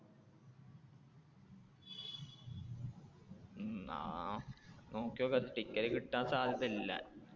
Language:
Malayalam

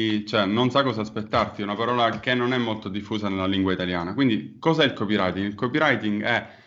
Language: Italian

